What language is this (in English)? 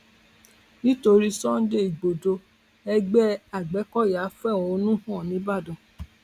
Yoruba